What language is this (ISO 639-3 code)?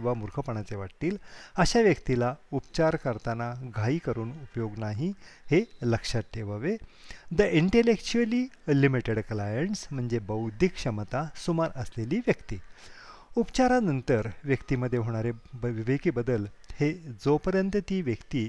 mar